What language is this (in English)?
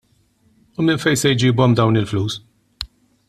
Maltese